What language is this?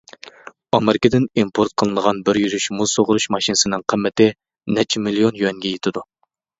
Uyghur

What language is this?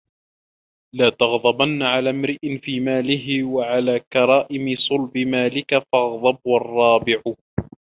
Arabic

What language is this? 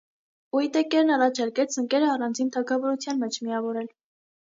Armenian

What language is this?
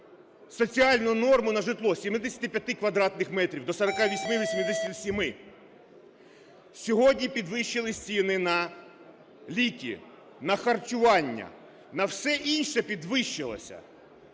Ukrainian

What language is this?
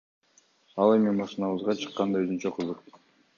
Kyrgyz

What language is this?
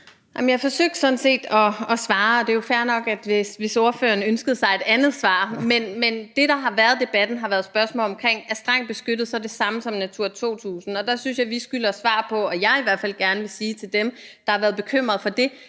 Danish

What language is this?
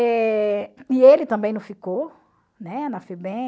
Portuguese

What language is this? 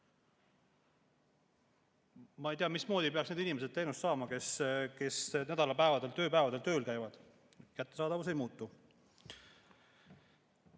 Estonian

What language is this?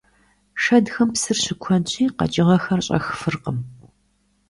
Kabardian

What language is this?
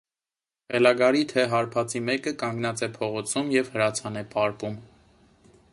Armenian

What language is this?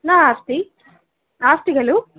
Sanskrit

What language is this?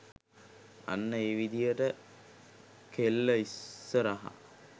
Sinhala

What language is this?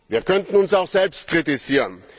German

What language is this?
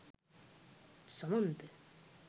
Sinhala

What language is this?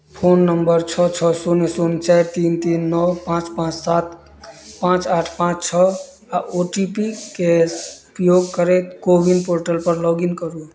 Maithili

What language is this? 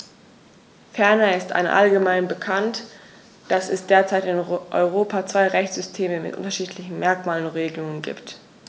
German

